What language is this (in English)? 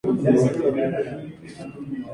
Spanish